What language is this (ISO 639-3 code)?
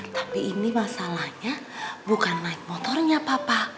ind